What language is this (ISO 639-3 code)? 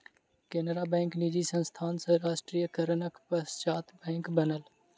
mai